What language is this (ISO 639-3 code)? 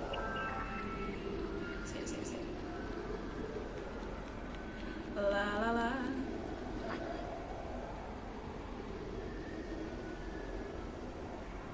ind